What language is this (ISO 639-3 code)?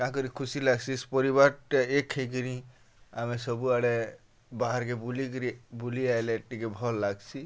ori